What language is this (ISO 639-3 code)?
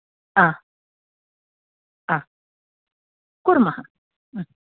san